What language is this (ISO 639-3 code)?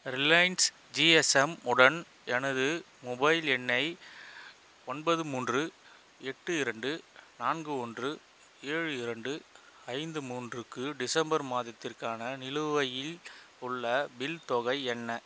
tam